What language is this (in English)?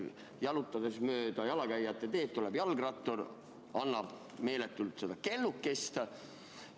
Estonian